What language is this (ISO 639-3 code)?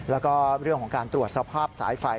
tha